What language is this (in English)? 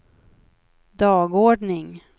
Swedish